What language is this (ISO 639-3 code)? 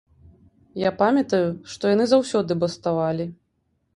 bel